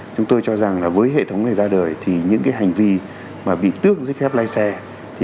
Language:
Vietnamese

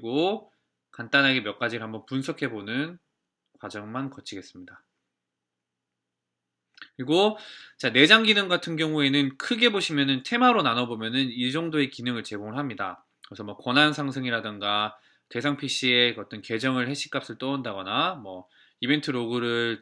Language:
Korean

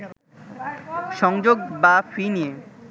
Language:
Bangla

